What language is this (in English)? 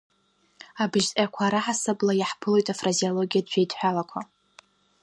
Abkhazian